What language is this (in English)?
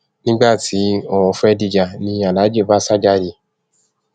Yoruba